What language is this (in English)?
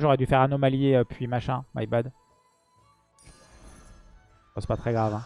French